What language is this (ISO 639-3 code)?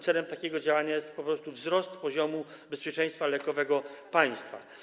pol